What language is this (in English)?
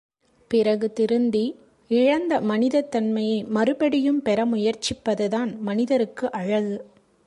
Tamil